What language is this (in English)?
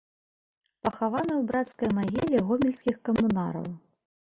Belarusian